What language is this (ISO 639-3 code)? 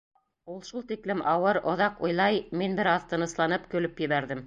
bak